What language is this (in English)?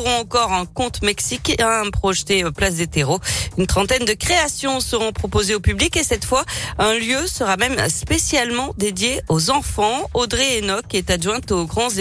French